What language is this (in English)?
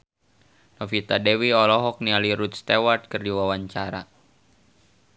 Sundanese